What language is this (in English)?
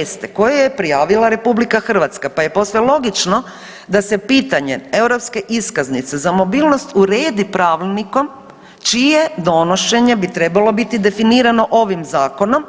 Croatian